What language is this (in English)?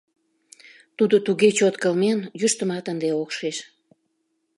Mari